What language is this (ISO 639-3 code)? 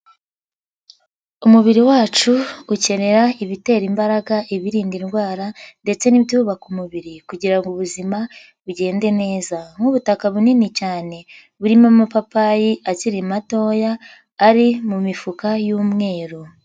kin